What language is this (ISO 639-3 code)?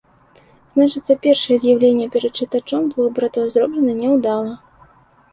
bel